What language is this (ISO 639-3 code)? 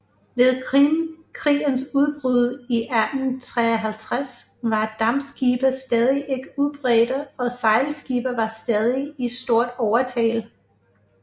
dan